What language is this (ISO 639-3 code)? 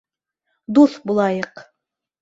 bak